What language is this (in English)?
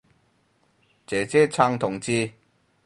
Cantonese